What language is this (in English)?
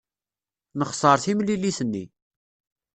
Kabyle